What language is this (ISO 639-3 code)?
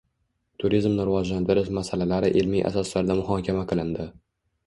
uzb